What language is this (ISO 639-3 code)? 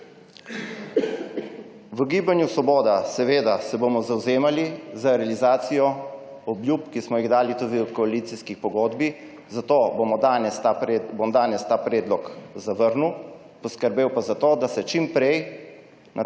slv